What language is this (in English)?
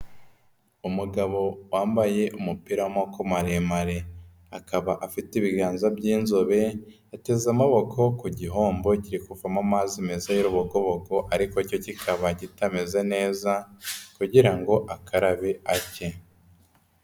Kinyarwanda